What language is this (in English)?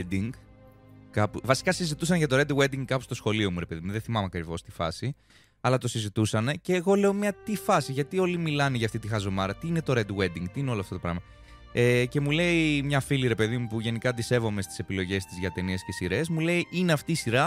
Greek